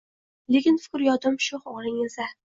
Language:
Uzbek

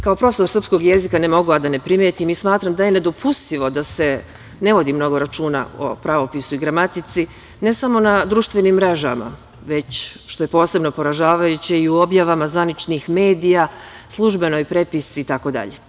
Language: Serbian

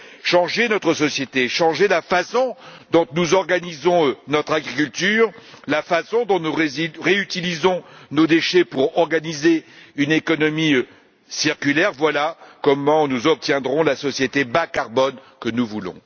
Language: French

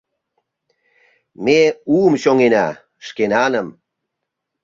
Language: Mari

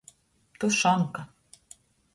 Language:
Latgalian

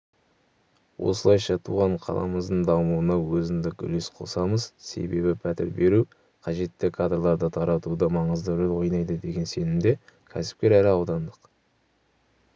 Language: Kazakh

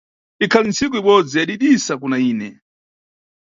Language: Nyungwe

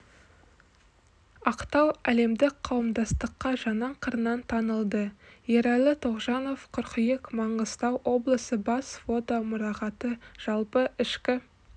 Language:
Kazakh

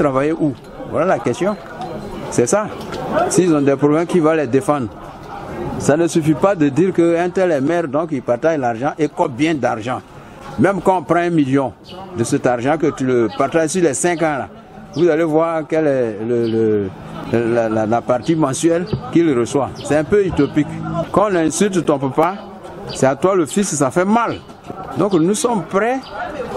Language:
French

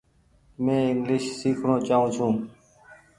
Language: Goaria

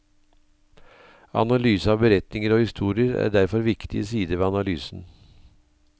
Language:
Norwegian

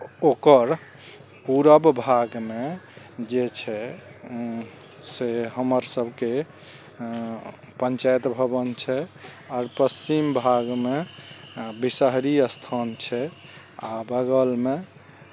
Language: Maithili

